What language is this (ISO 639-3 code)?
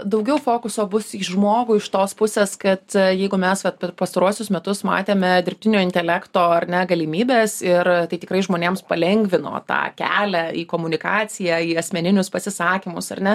lit